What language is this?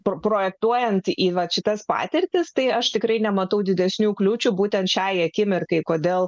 Lithuanian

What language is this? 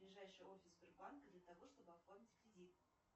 Russian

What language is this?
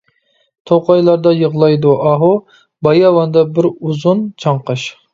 Uyghur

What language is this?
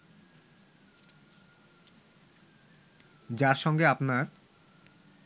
Bangla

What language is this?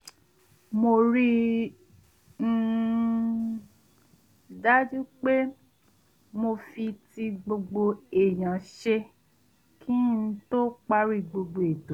Yoruba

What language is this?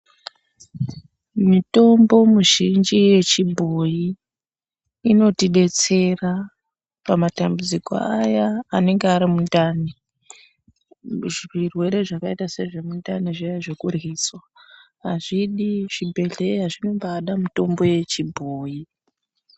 Ndau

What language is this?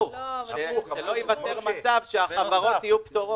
Hebrew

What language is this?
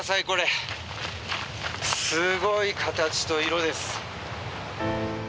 Japanese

